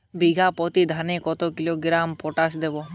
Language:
Bangla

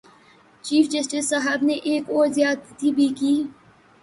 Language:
Urdu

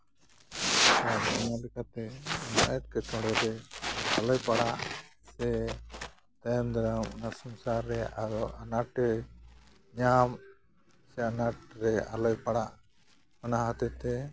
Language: Santali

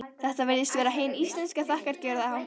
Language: Icelandic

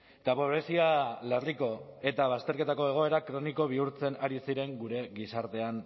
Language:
Basque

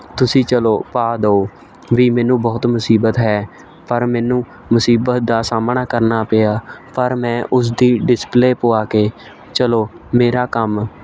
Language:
Punjabi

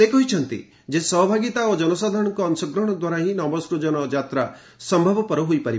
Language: Odia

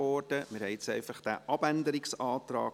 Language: Swiss German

